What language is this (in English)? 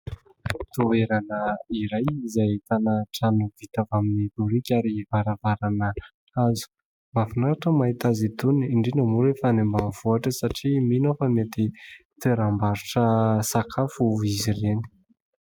Malagasy